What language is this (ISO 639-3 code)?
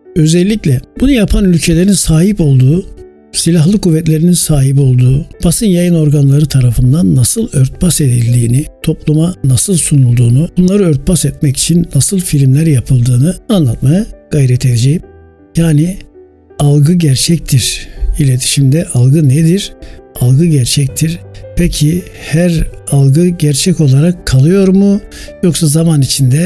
tur